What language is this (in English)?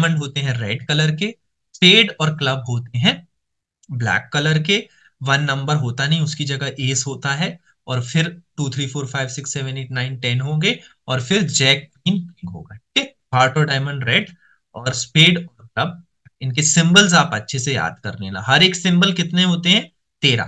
Hindi